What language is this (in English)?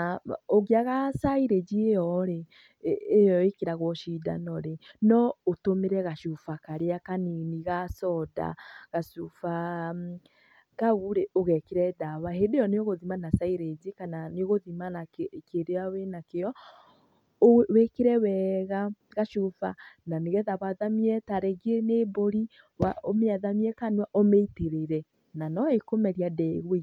Kikuyu